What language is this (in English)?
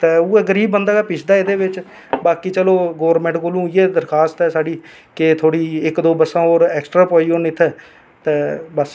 Dogri